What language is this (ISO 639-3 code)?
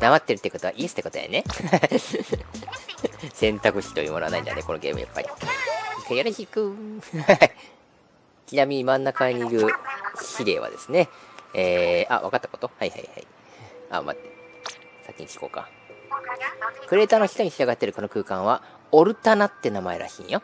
jpn